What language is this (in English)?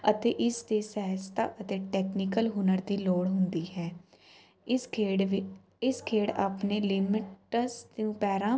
Punjabi